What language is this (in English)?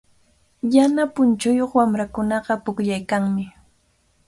Cajatambo North Lima Quechua